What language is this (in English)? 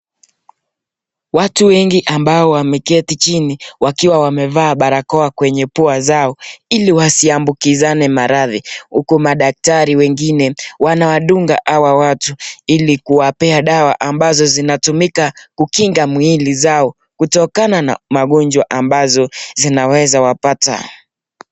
Swahili